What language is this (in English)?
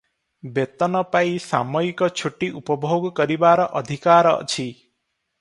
Odia